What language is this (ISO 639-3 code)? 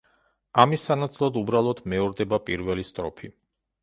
kat